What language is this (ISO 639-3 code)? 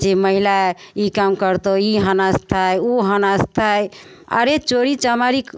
mai